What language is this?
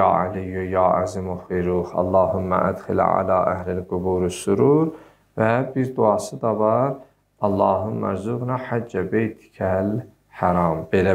Turkish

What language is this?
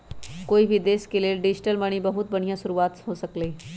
Magahi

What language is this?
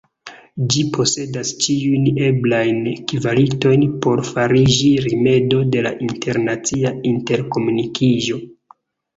Esperanto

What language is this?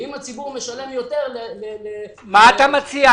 Hebrew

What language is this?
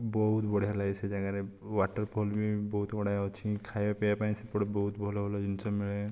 Odia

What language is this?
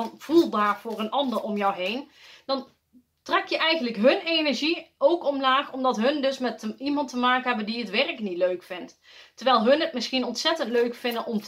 Dutch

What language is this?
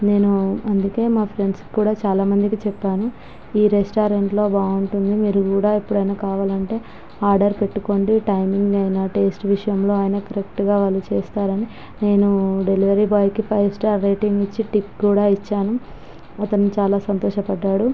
Telugu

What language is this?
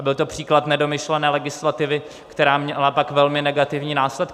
Czech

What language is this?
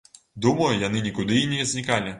Belarusian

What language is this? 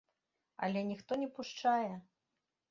Belarusian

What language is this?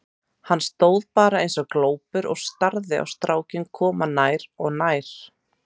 Icelandic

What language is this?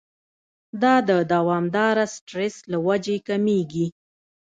Pashto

